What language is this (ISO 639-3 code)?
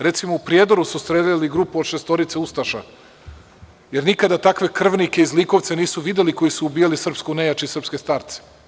srp